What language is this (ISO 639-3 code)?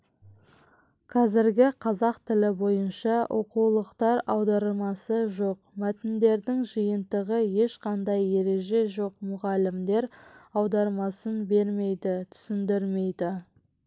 kaz